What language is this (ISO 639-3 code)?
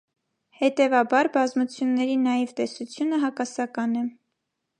hye